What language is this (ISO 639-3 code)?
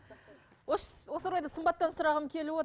kaz